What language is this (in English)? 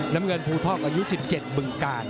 Thai